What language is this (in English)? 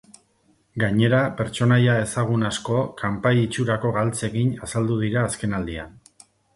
Basque